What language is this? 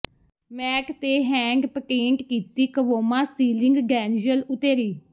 Punjabi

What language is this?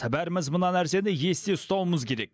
Kazakh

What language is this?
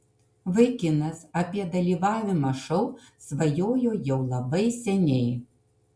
Lithuanian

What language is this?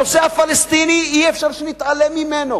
Hebrew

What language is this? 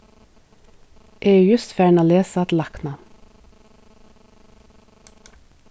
Faroese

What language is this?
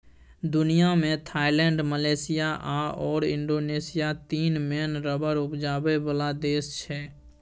Maithili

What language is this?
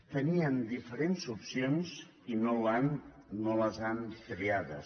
Catalan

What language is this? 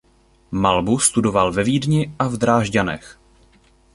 Czech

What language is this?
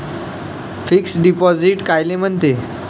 Marathi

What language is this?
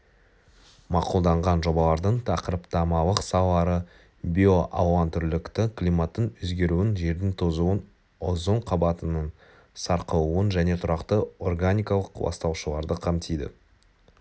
Kazakh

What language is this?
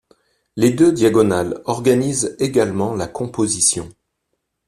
French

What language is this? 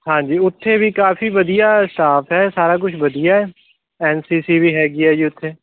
Punjabi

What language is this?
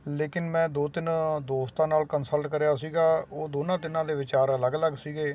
Punjabi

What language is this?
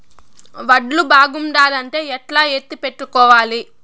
Telugu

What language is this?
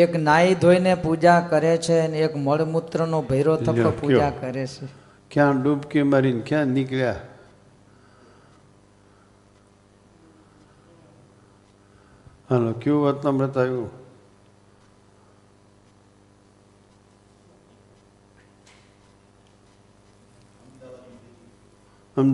Gujarati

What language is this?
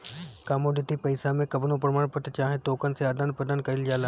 Bhojpuri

